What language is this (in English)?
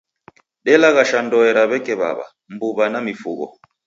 Taita